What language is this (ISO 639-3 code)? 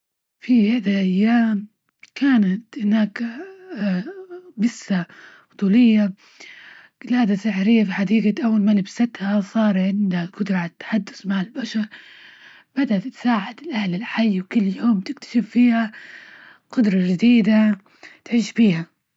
ayl